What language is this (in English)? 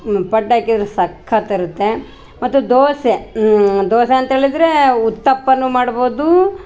Kannada